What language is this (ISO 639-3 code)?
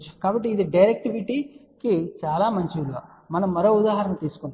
tel